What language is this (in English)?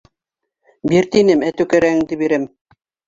Bashkir